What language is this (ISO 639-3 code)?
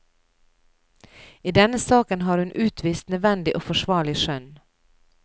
nor